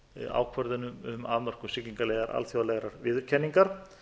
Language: Icelandic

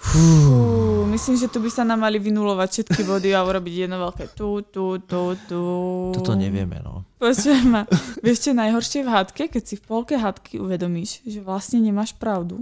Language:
Slovak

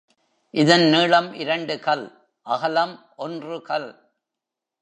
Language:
Tamil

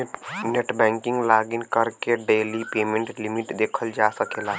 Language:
Bhojpuri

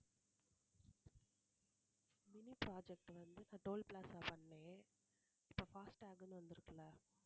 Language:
Tamil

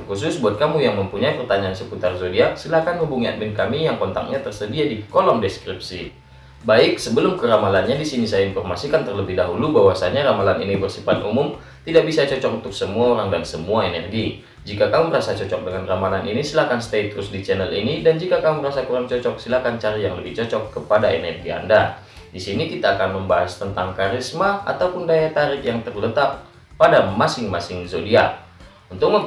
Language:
Indonesian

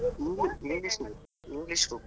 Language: Kannada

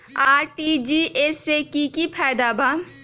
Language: Magahi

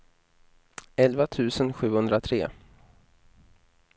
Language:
Swedish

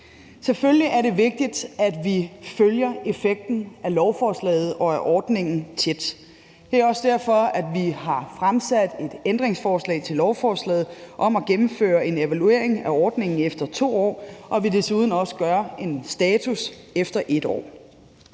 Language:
Danish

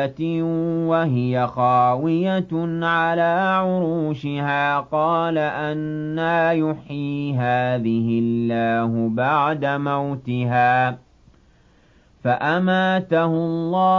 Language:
Arabic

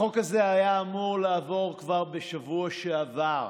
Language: Hebrew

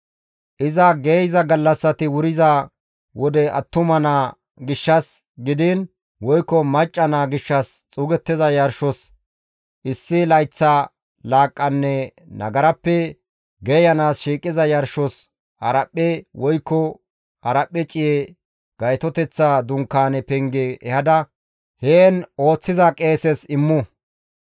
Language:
Gamo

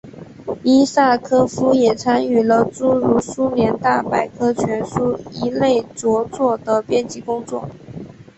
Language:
Chinese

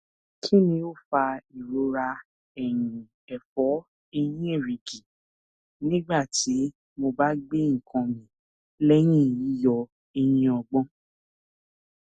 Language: Yoruba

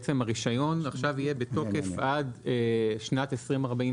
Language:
Hebrew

